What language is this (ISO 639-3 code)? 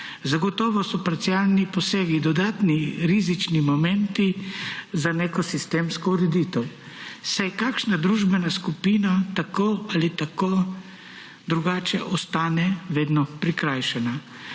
slv